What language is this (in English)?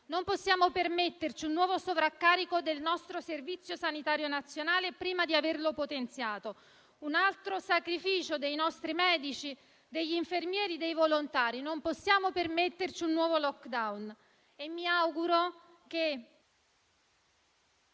Italian